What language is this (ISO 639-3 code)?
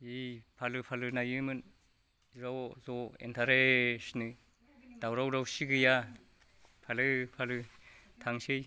brx